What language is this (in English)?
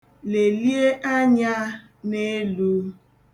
Igbo